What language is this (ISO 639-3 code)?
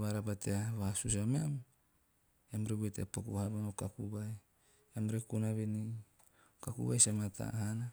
tio